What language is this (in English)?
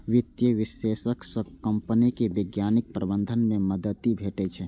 Maithili